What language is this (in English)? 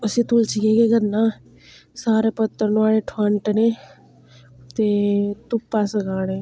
Dogri